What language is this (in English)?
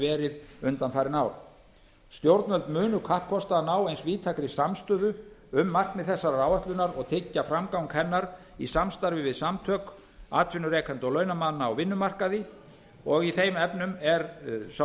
Icelandic